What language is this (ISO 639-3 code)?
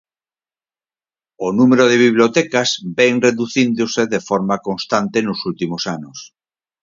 glg